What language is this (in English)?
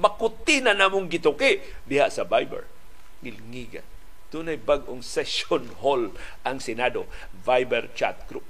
Filipino